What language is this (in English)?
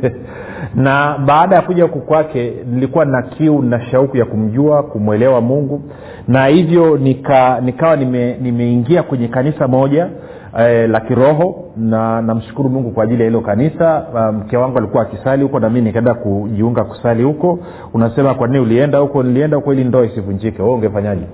Swahili